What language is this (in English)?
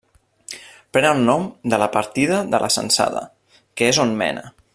Catalan